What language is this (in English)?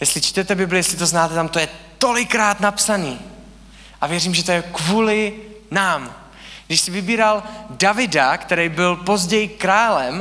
Czech